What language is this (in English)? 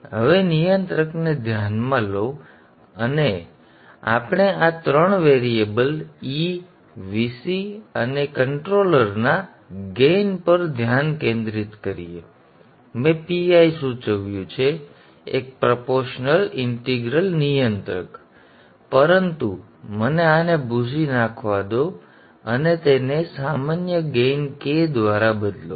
Gujarati